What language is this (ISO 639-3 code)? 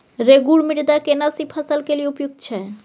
mai